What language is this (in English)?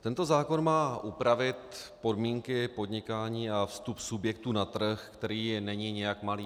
Czech